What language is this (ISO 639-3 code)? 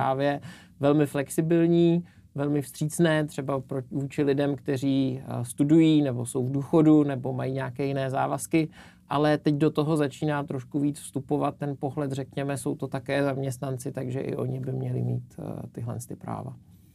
ces